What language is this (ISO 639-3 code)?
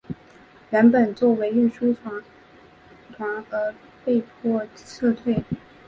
zho